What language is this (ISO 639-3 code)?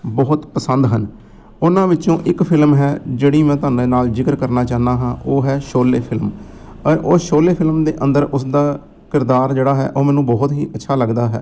pan